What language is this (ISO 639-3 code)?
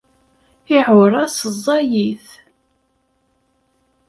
kab